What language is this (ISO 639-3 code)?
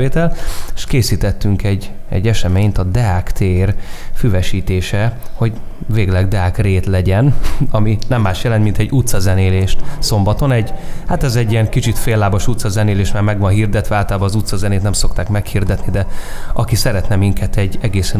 hun